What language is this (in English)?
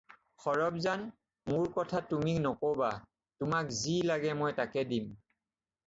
Assamese